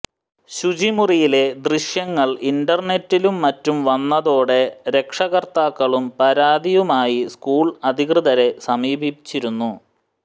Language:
Malayalam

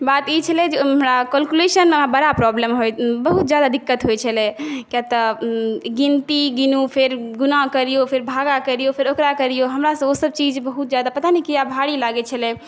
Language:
Maithili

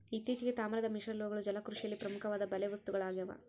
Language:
Kannada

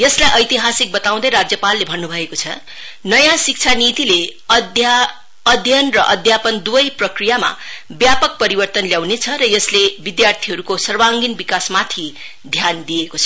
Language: Nepali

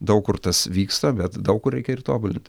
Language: Lithuanian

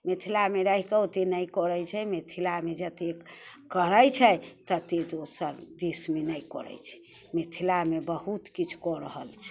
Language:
Maithili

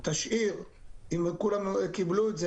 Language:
Hebrew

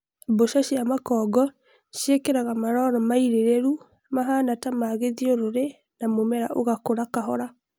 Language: Kikuyu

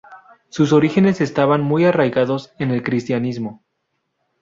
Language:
Spanish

